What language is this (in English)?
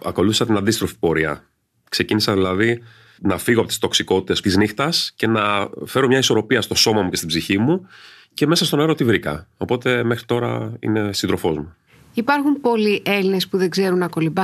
Greek